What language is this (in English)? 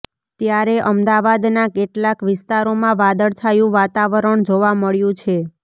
Gujarati